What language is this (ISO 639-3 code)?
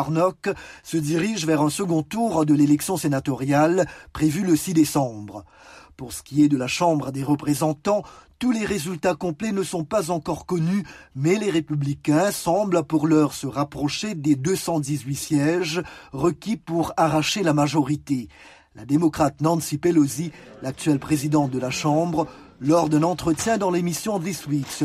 fra